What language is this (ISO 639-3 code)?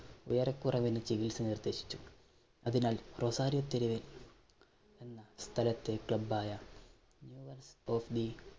mal